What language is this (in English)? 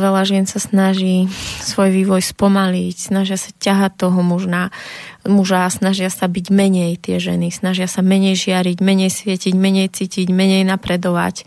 Slovak